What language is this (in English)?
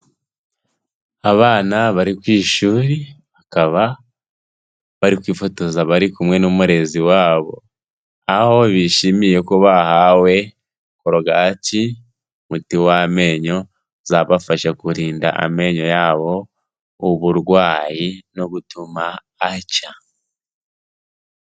Kinyarwanda